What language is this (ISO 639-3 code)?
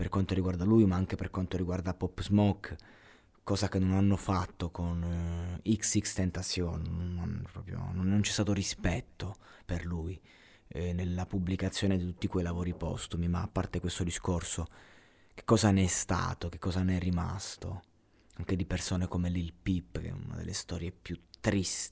ita